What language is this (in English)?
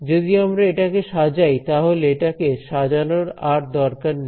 Bangla